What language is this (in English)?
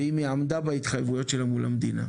Hebrew